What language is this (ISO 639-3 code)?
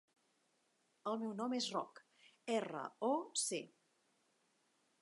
cat